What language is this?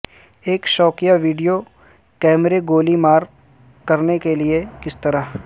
Urdu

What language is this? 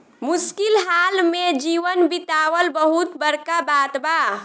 Bhojpuri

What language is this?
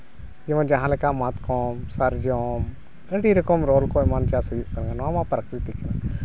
Santali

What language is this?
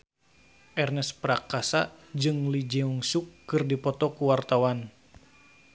Sundanese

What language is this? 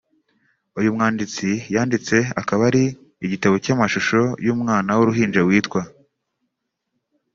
Kinyarwanda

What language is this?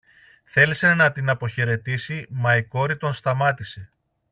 Greek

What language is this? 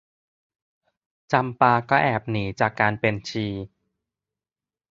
Thai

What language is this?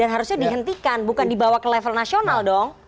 Indonesian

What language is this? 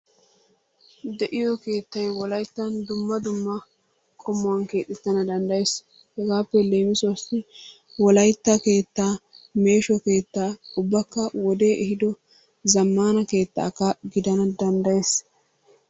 Wolaytta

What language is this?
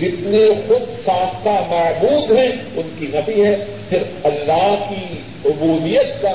Urdu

